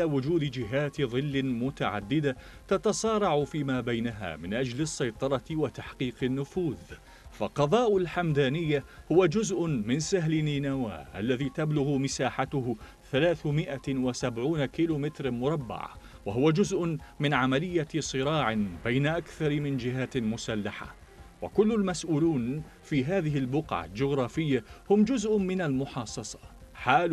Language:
Arabic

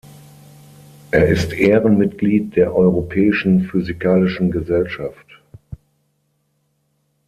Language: German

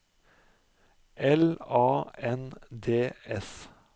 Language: Norwegian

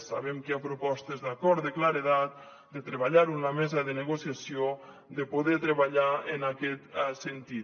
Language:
Catalan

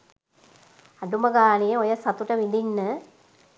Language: Sinhala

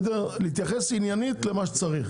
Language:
Hebrew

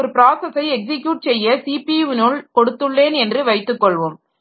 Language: Tamil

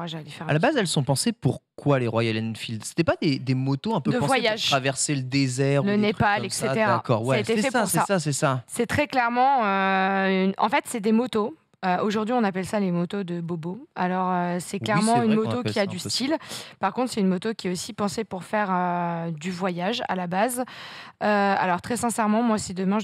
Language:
French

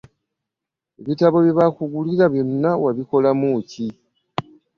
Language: Ganda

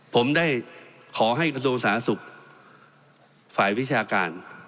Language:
Thai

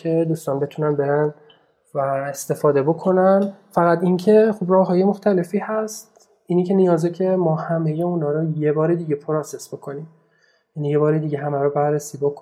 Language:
Persian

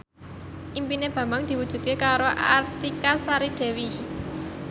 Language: Javanese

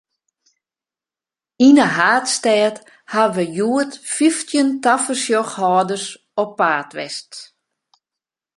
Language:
Western Frisian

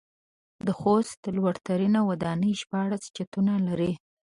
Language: Pashto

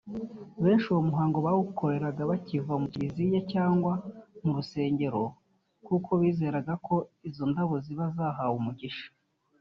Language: Kinyarwanda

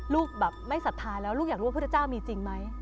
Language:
Thai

